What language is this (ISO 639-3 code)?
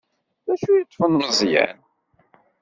kab